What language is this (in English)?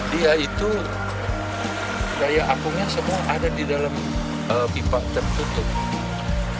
Indonesian